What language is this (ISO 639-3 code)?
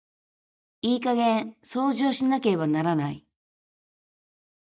jpn